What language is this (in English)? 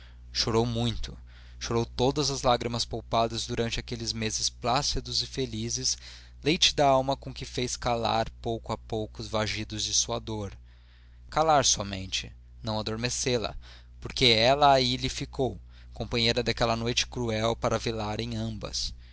Portuguese